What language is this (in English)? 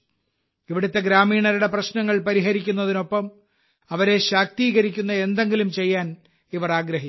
Malayalam